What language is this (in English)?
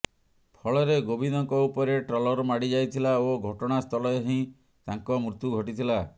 Odia